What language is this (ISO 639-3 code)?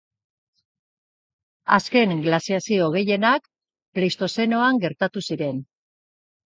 eus